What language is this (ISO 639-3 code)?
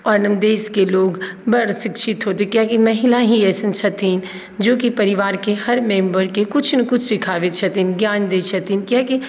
mai